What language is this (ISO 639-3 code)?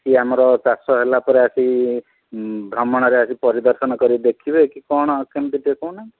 ori